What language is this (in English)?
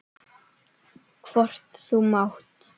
Icelandic